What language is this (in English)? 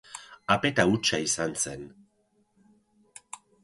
Basque